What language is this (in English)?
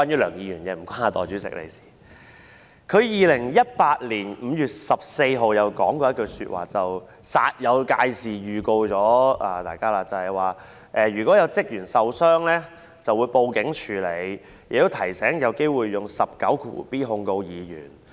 Cantonese